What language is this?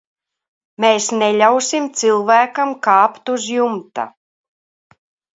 Latvian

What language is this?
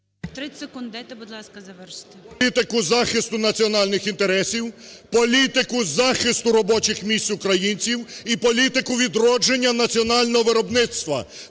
Ukrainian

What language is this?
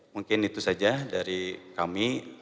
Indonesian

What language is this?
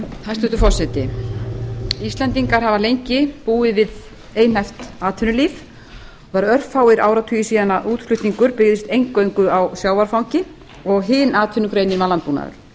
Icelandic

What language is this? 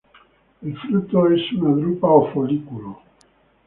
Spanish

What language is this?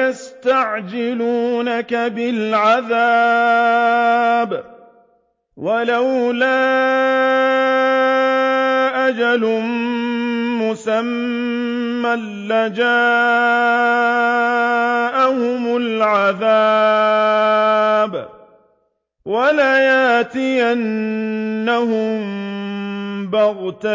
Arabic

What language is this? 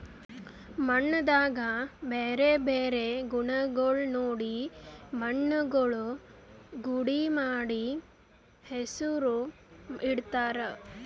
Kannada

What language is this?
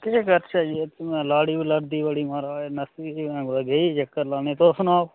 Dogri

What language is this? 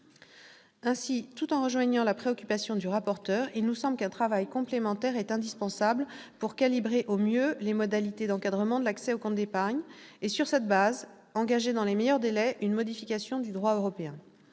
French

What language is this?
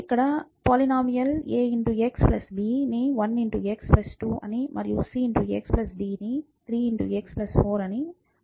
Telugu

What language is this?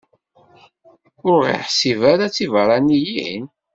Kabyle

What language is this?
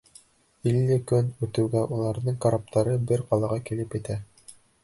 Bashkir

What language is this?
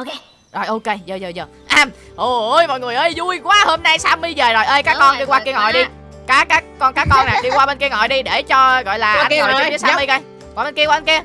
Vietnamese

